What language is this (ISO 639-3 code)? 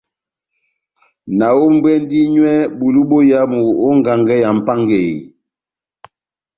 bnm